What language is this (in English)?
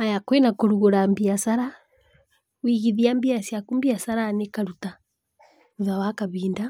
Kikuyu